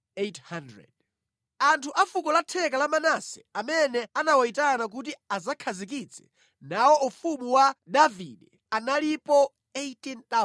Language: Nyanja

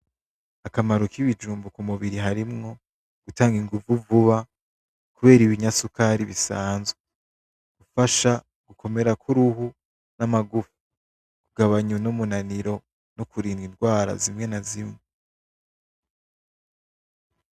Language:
Rundi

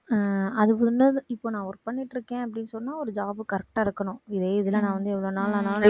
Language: Tamil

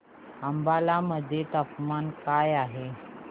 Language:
Marathi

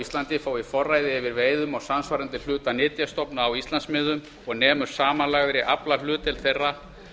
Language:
Icelandic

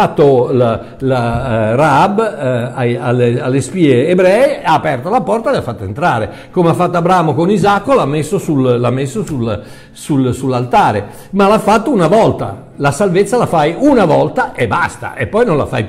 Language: Italian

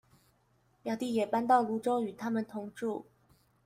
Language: Chinese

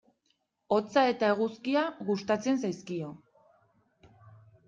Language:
Basque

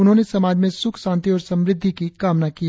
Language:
Hindi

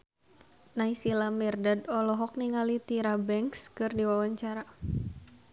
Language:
Sundanese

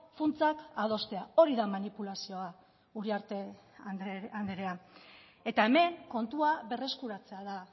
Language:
Basque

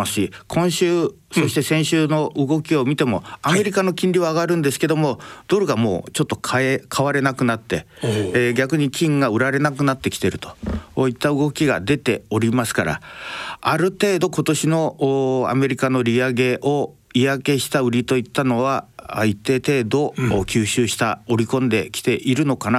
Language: Japanese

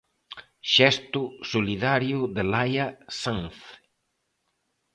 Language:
Galician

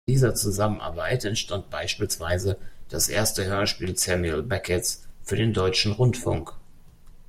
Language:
German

